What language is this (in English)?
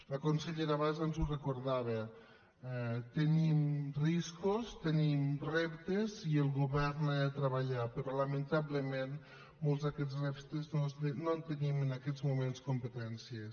Catalan